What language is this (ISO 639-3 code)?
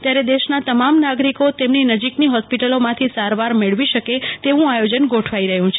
guj